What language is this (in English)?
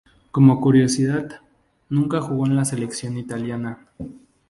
Spanish